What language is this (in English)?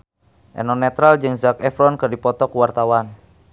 Sundanese